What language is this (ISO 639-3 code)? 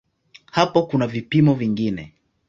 swa